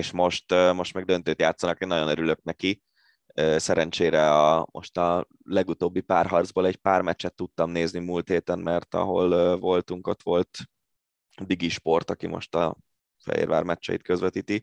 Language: Hungarian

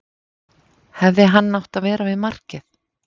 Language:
Icelandic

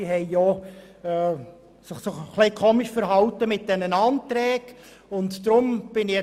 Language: Swiss German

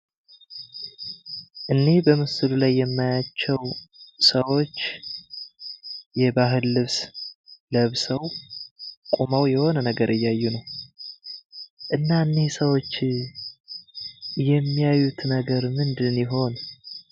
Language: Amharic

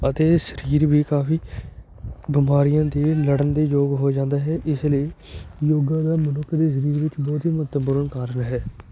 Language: Punjabi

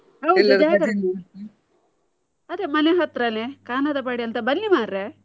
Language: Kannada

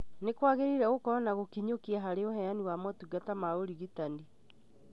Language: Kikuyu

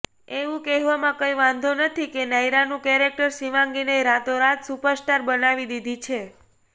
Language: Gujarati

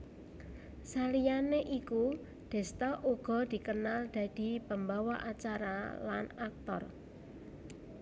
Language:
Javanese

